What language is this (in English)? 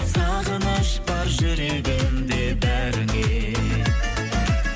Kazakh